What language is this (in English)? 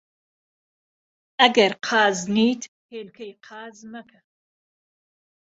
Central Kurdish